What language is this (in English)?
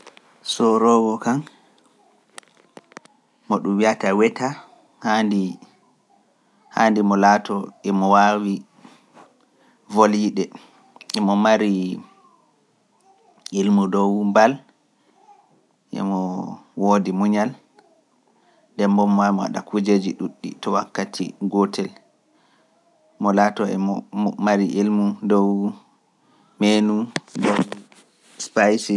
Pular